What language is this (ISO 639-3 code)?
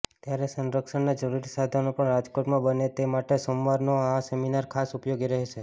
guj